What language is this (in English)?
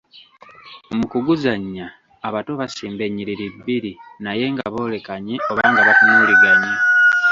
Ganda